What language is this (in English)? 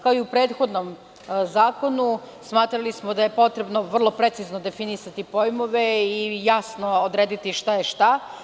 Serbian